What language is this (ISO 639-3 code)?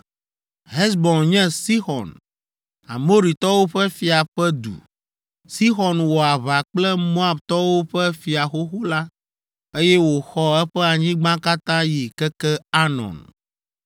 ewe